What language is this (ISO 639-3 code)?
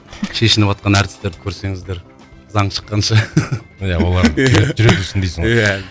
kaz